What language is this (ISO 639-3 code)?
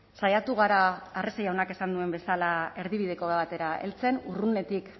eus